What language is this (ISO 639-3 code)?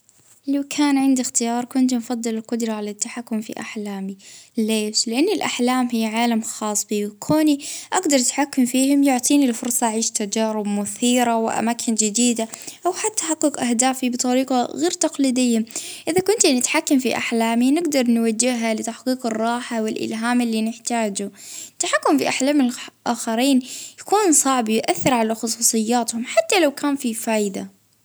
ayl